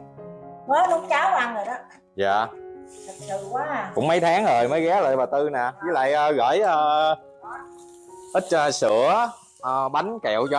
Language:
Vietnamese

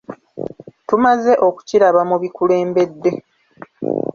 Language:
Ganda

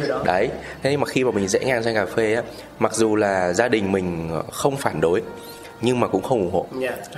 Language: Vietnamese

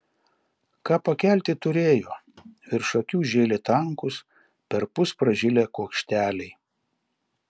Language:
Lithuanian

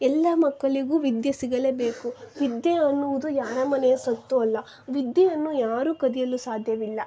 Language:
Kannada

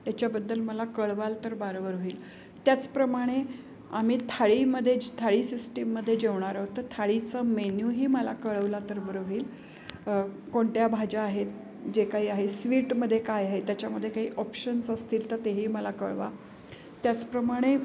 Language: Marathi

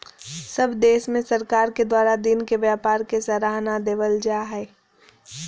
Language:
Magahi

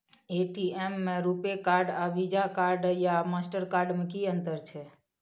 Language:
Maithili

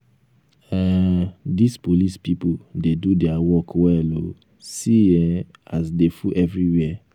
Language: Nigerian Pidgin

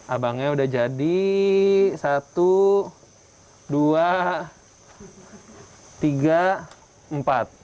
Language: Indonesian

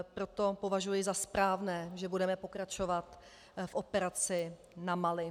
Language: Czech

